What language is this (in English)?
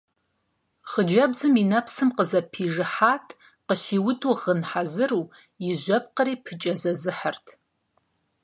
Kabardian